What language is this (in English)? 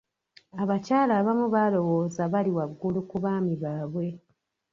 Ganda